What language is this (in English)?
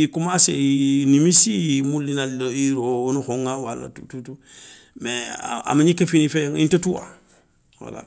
Soninke